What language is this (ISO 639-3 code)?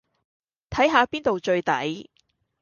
yue